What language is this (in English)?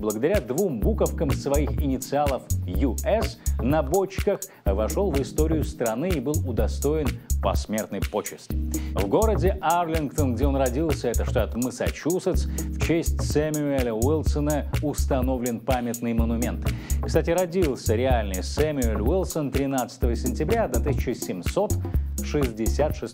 Russian